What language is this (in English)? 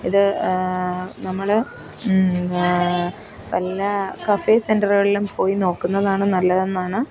Malayalam